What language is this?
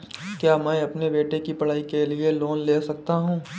Hindi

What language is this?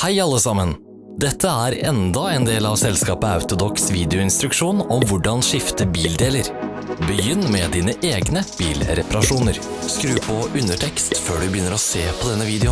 Dutch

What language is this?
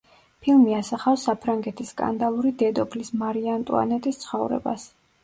Georgian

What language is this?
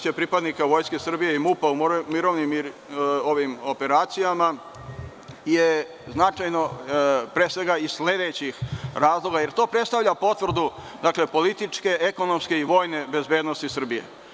Serbian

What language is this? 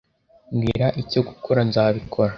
Kinyarwanda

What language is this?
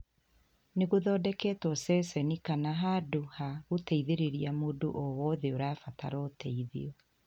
Kikuyu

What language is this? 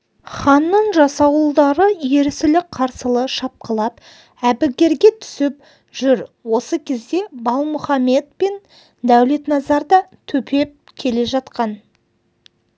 Kazakh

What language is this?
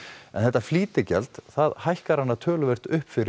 Icelandic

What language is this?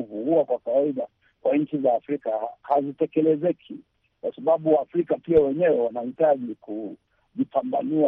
Swahili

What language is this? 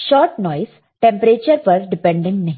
Hindi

